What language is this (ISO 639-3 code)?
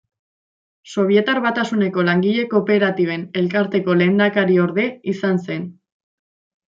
eus